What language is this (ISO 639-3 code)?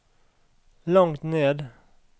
nor